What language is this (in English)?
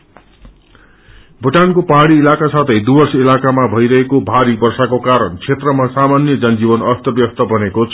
Nepali